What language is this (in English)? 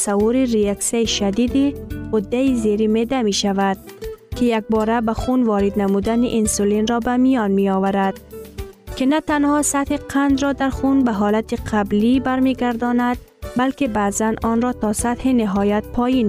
Persian